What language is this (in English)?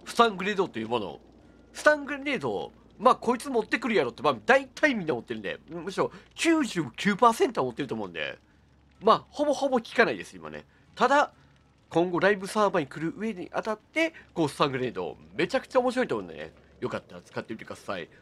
Japanese